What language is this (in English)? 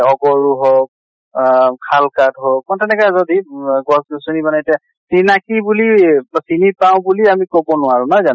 Assamese